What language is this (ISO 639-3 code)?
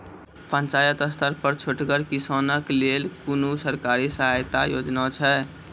mai